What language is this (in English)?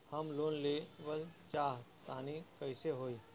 Bhojpuri